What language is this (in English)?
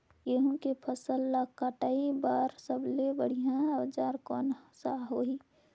Chhattisgarhi